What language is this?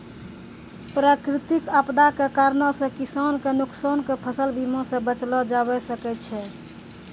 Maithili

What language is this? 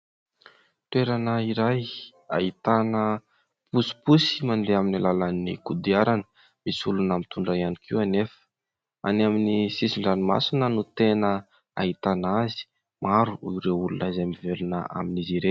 Malagasy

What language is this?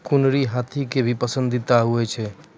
Maithili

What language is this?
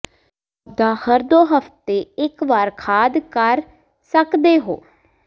Punjabi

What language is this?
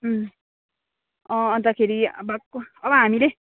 Nepali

